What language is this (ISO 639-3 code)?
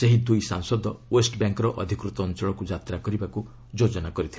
ori